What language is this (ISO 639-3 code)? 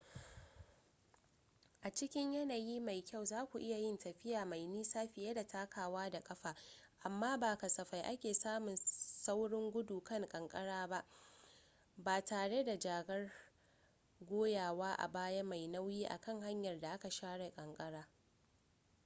hau